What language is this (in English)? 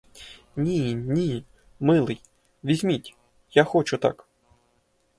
Ukrainian